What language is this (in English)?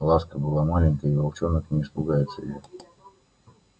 Russian